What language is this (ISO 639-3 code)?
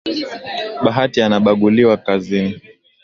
swa